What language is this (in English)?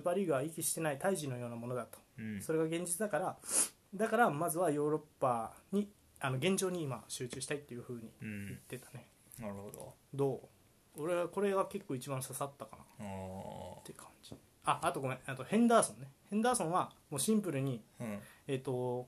Japanese